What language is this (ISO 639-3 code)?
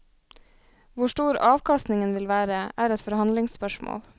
nor